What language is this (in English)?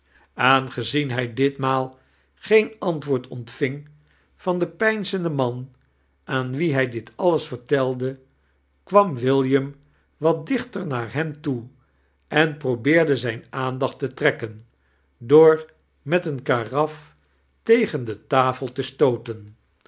Dutch